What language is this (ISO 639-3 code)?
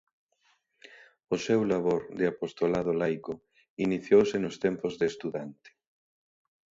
glg